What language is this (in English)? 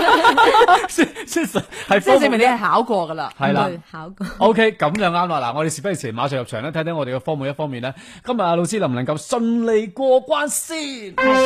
Chinese